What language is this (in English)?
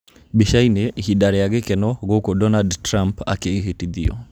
Kikuyu